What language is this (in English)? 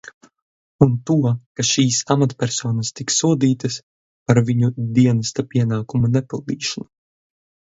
Latvian